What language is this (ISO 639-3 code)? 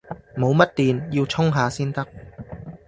yue